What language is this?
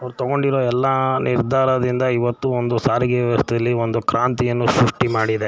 Kannada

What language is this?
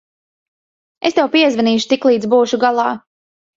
Latvian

